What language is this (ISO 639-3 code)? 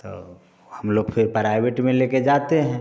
hin